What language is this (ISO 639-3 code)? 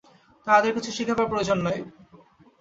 ben